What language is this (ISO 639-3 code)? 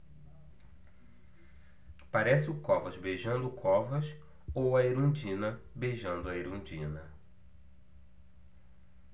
por